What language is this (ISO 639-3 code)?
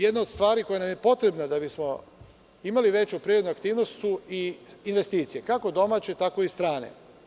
srp